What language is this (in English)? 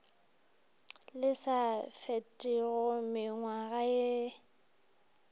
Northern Sotho